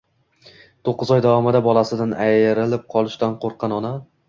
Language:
Uzbek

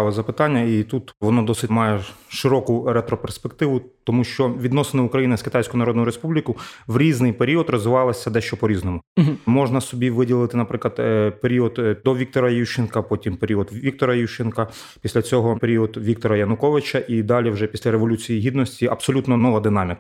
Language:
Ukrainian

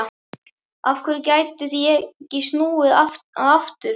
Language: Icelandic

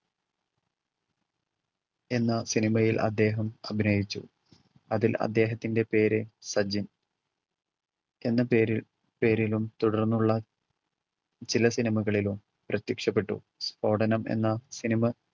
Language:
Malayalam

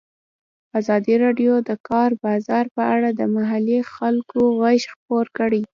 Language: Pashto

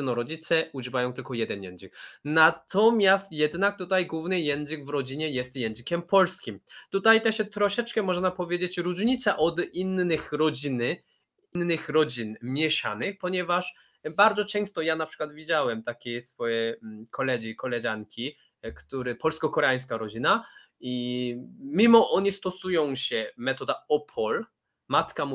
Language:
Polish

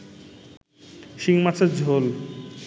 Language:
Bangla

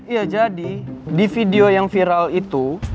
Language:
Indonesian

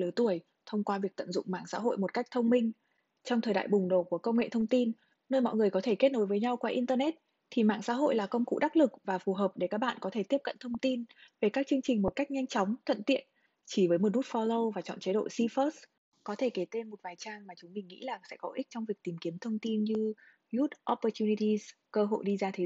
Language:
Vietnamese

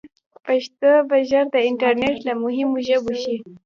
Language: Pashto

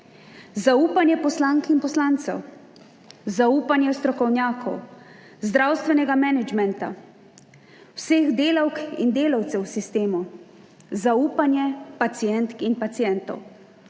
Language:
Slovenian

